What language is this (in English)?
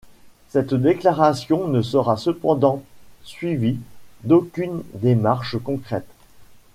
French